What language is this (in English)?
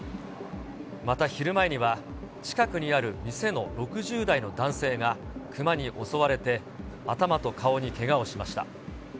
Japanese